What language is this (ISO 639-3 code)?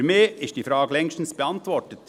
gsw